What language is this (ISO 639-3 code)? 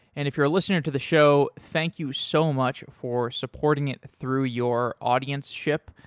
eng